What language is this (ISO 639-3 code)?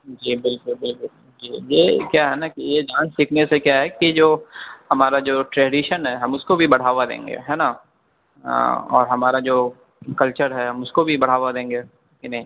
urd